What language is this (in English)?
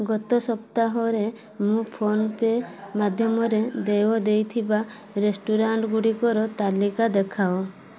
Odia